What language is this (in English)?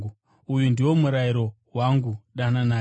Shona